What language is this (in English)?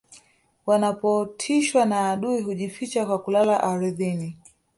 Swahili